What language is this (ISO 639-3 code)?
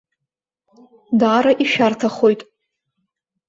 abk